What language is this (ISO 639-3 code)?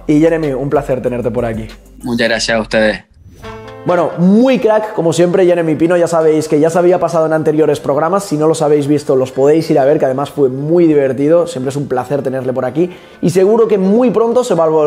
spa